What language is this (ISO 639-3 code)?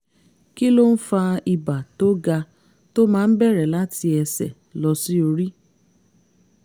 yor